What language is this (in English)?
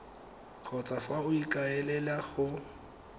Tswana